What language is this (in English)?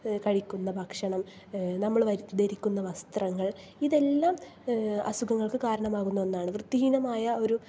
Malayalam